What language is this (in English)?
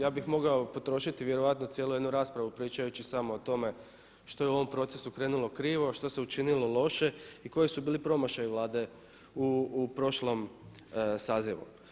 Croatian